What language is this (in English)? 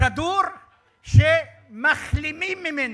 Hebrew